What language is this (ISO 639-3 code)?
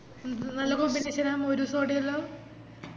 mal